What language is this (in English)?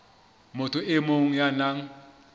Southern Sotho